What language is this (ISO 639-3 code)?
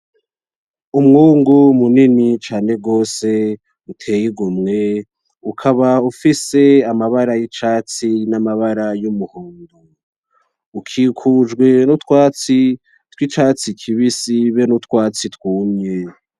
run